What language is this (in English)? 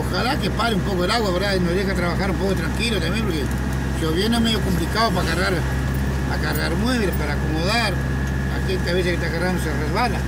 Spanish